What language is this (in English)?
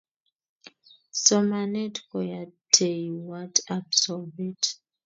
Kalenjin